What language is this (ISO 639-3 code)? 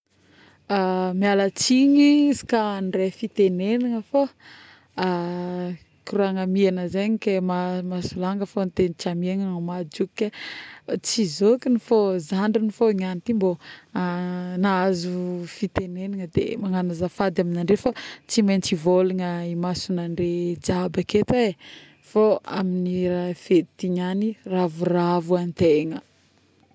bmm